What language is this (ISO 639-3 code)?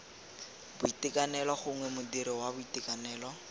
tsn